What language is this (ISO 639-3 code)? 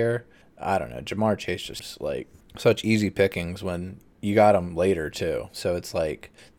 eng